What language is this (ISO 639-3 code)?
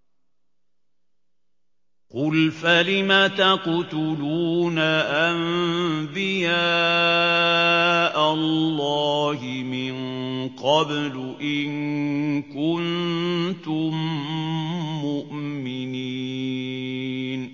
ara